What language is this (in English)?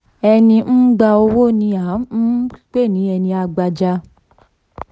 Yoruba